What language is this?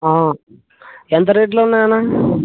Telugu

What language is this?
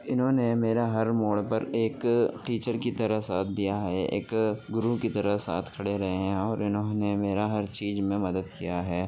Urdu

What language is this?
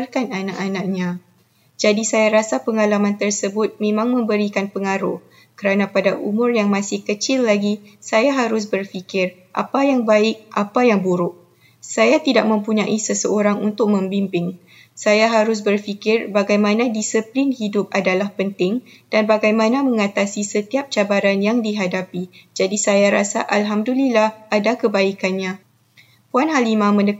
Malay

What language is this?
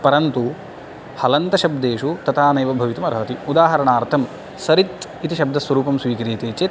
Sanskrit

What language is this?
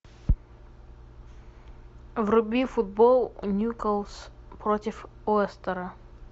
Russian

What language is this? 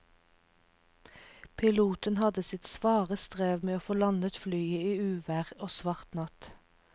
Norwegian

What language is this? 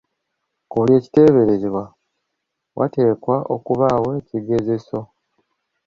Ganda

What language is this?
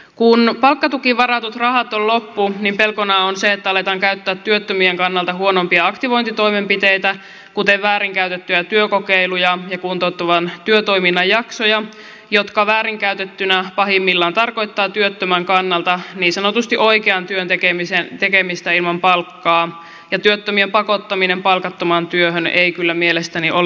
Finnish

